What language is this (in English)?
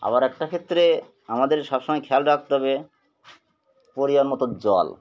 Bangla